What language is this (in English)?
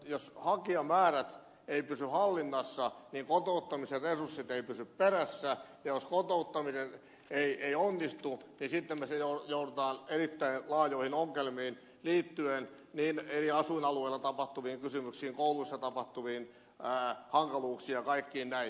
Finnish